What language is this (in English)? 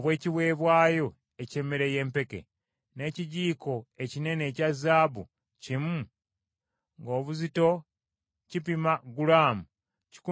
Ganda